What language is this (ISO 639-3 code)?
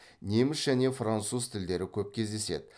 kaz